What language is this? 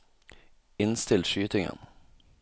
Norwegian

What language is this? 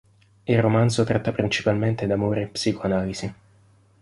Italian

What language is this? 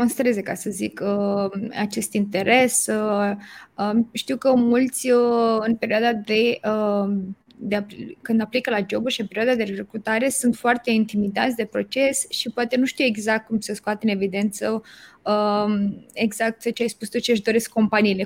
Romanian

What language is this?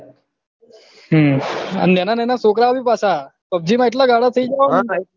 Gujarati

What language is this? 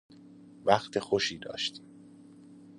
Persian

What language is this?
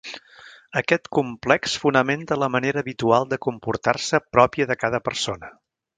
Catalan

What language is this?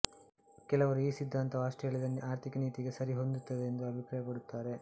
Kannada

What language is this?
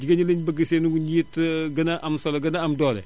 Wolof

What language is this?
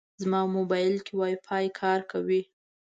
Pashto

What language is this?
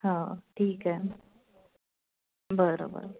Marathi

